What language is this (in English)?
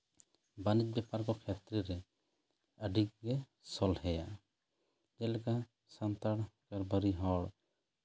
Santali